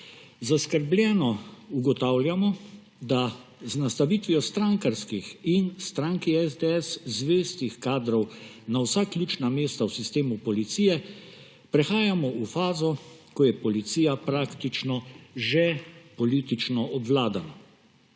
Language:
Slovenian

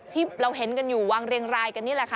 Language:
Thai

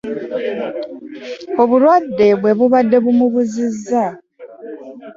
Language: Ganda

